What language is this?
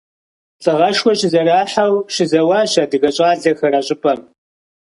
Kabardian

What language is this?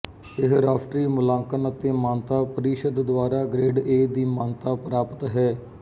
Punjabi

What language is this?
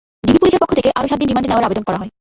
Bangla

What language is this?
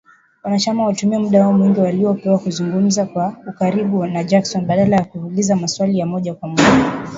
Swahili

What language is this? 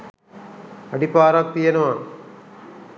Sinhala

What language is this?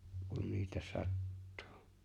Finnish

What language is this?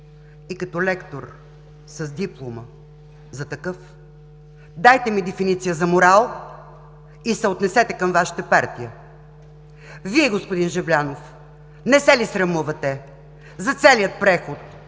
Bulgarian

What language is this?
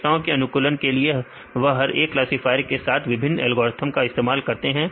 Hindi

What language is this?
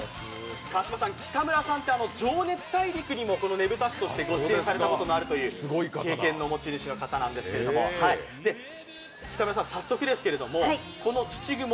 Japanese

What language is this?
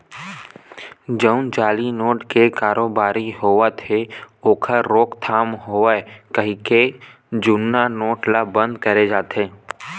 Chhattisgarhi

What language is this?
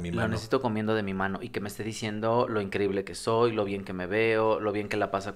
Spanish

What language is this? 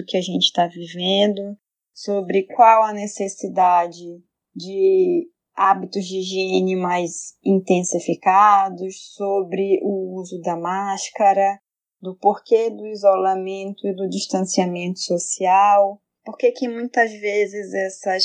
Portuguese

